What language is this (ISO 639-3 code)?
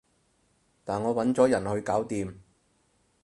yue